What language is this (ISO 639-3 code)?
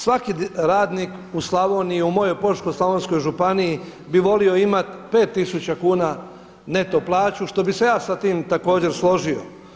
hrv